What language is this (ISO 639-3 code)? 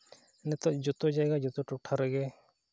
sat